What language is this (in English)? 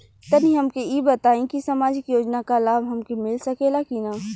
Bhojpuri